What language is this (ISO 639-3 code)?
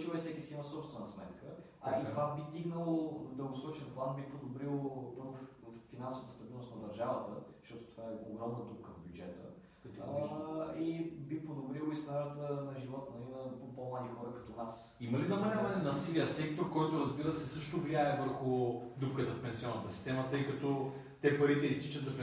bul